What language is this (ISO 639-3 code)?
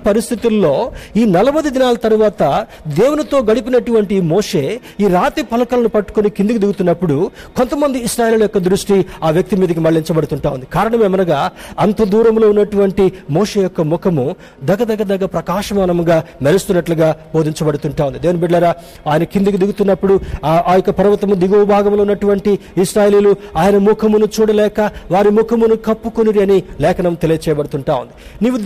tel